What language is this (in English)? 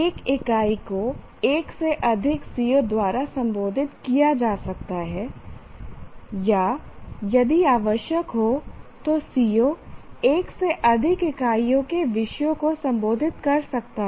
Hindi